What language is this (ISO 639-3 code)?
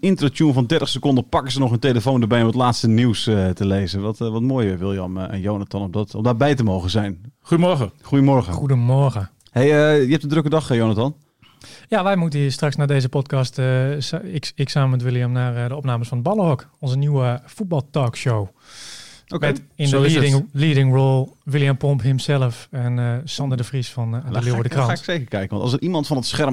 nld